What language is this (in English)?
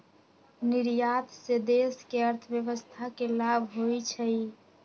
Magahi